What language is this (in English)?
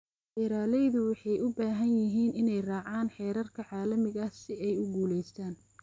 Somali